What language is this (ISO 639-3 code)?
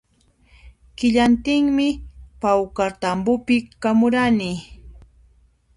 qxp